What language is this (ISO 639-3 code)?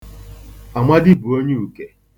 ibo